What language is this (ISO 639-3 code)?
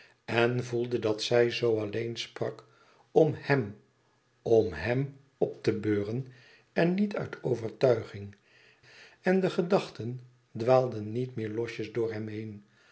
nld